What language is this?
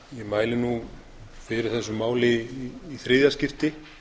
Icelandic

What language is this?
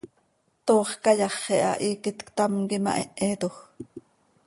Seri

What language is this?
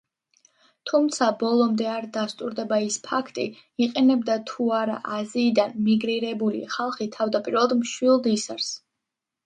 Georgian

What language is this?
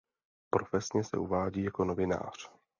Czech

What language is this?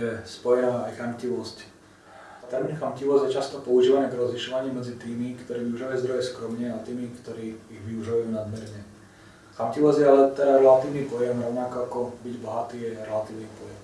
Russian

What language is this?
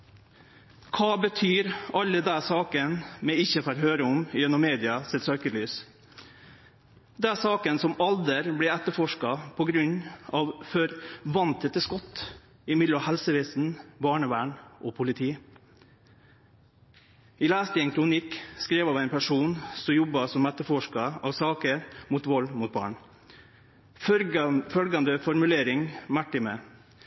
Norwegian Nynorsk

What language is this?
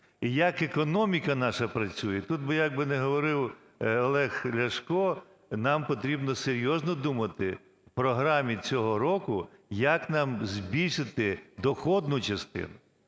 Ukrainian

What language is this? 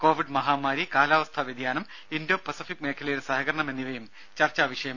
Malayalam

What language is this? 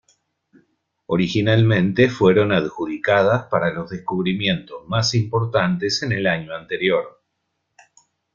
Spanish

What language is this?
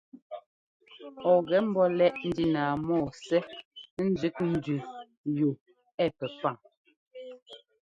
Ngomba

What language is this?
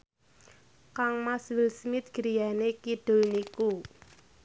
Javanese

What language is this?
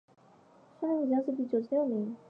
Chinese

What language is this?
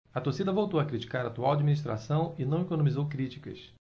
Portuguese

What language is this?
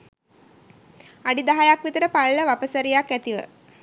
Sinhala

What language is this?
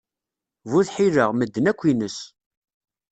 Kabyle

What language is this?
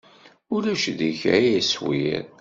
Kabyle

